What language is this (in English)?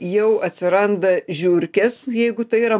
Lithuanian